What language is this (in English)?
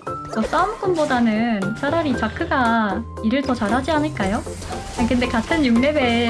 Korean